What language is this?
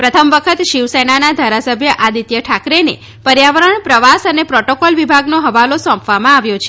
Gujarati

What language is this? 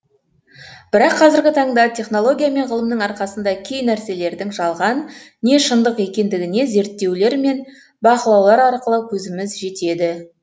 Kazakh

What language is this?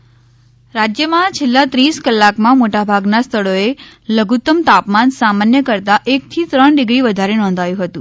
Gujarati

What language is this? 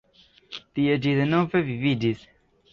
Esperanto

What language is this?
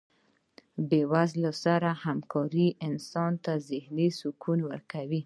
Pashto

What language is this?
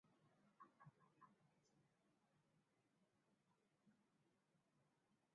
Swahili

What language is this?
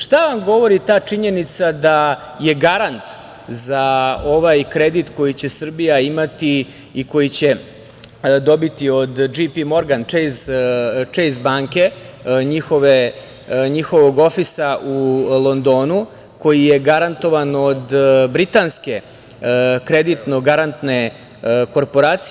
Serbian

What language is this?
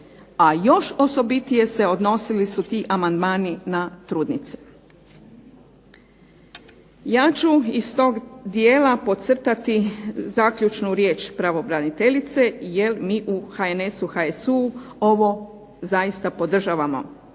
Croatian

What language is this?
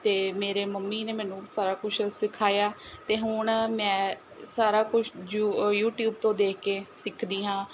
Punjabi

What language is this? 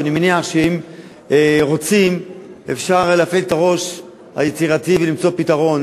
Hebrew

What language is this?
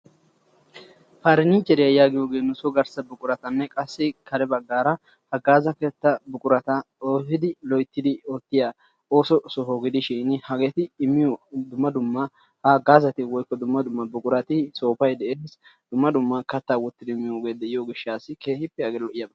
Wolaytta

